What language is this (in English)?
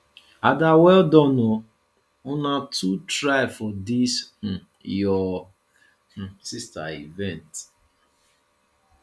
Nigerian Pidgin